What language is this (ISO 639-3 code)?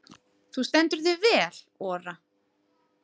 isl